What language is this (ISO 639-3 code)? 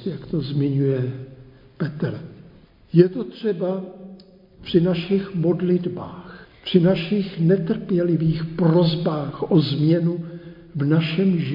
ces